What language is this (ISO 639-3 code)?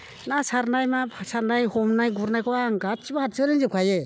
brx